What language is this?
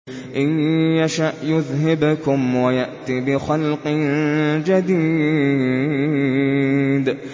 Arabic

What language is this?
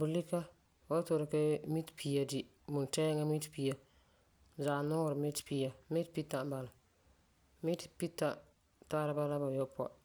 Frafra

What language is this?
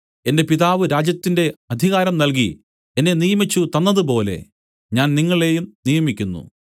Malayalam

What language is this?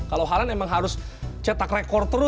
Indonesian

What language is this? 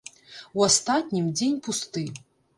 Belarusian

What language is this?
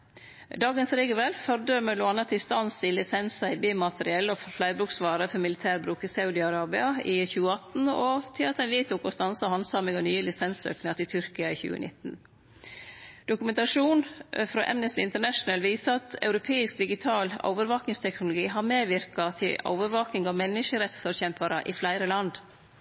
Norwegian Nynorsk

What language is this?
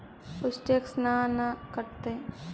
Magahi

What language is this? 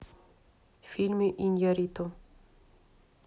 Russian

